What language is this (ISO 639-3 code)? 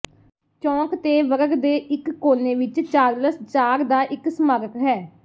pan